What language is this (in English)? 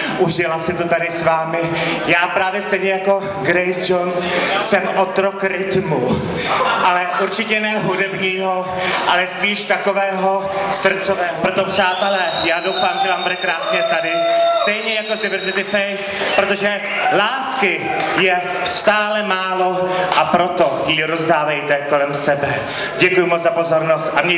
Czech